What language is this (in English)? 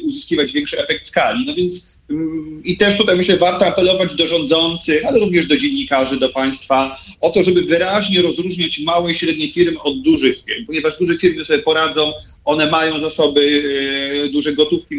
Polish